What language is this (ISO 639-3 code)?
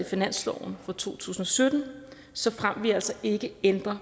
dan